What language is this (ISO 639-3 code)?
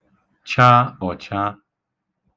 ibo